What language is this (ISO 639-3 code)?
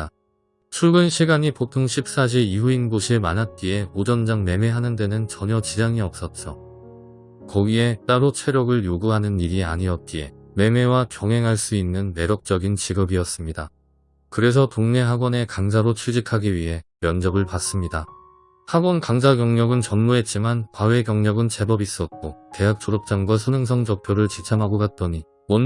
kor